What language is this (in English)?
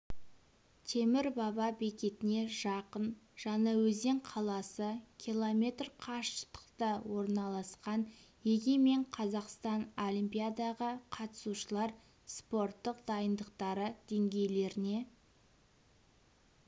Kazakh